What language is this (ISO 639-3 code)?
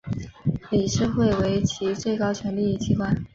zho